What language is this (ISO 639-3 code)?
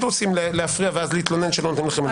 heb